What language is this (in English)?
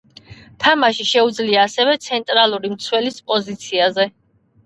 Georgian